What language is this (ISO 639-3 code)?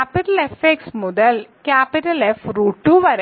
mal